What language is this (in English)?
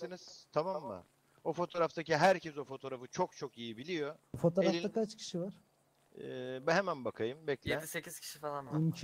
Turkish